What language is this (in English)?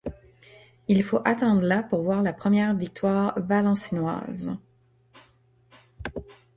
French